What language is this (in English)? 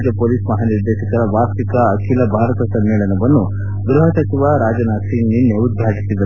Kannada